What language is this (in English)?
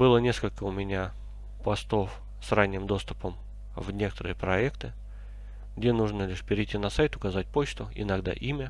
Russian